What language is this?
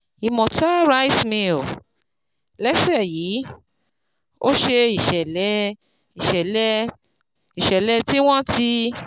Yoruba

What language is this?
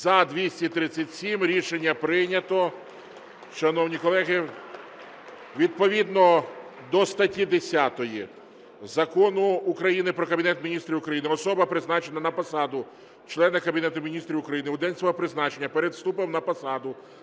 Ukrainian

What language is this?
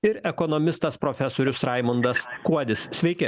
Lithuanian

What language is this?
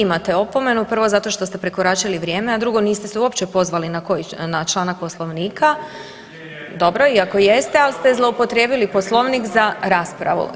Croatian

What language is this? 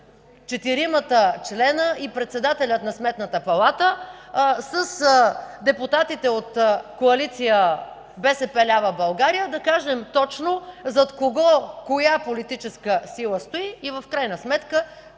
Bulgarian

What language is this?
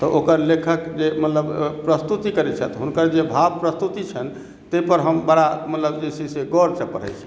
Maithili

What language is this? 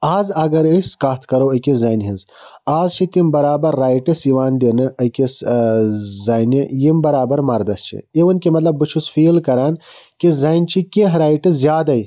Kashmiri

